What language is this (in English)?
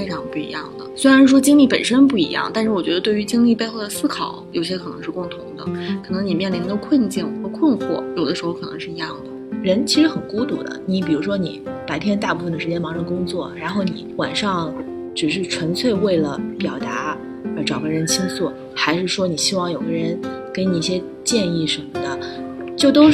Chinese